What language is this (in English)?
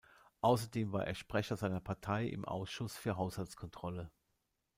German